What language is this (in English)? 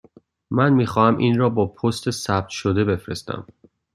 Persian